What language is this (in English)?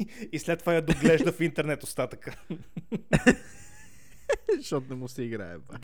Bulgarian